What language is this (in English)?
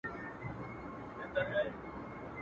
Pashto